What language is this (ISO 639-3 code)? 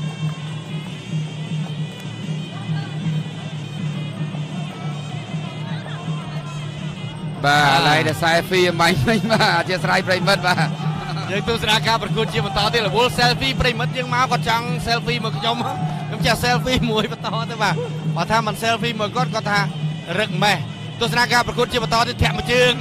tha